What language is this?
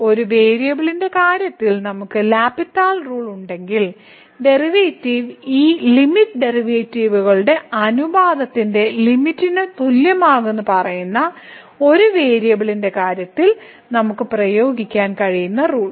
Malayalam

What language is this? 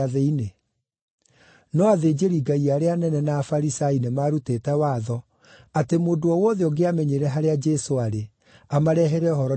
Kikuyu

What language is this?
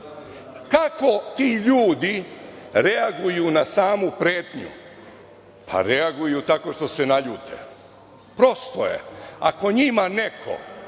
Serbian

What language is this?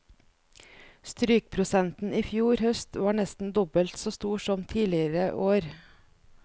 Norwegian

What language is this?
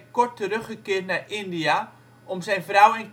Dutch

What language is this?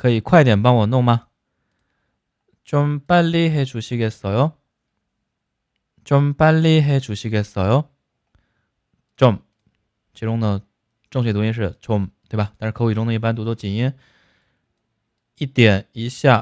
Chinese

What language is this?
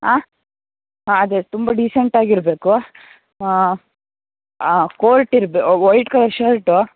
Kannada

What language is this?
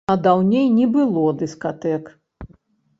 Belarusian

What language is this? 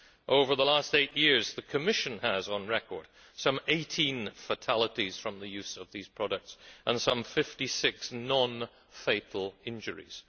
English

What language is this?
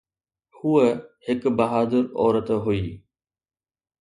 Sindhi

